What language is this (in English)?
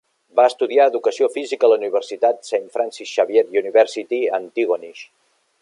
Catalan